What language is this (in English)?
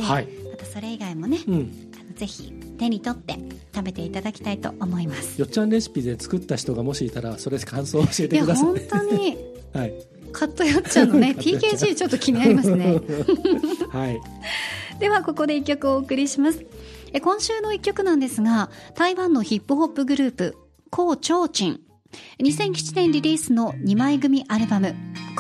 Japanese